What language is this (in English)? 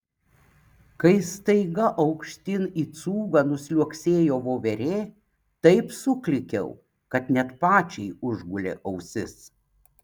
Lithuanian